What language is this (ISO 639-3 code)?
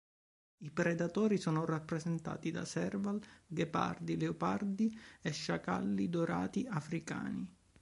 ita